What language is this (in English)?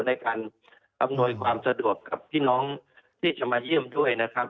Thai